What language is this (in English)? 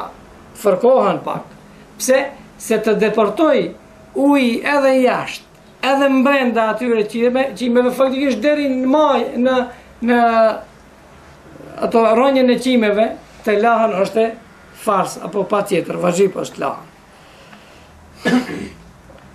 Romanian